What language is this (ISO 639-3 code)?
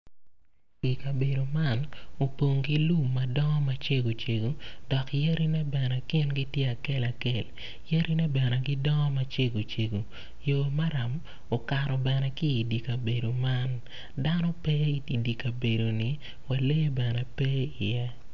ach